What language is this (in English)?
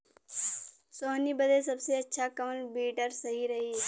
Bhojpuri